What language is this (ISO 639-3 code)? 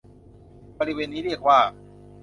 tha